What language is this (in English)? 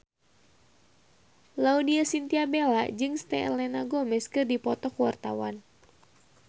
Sundanese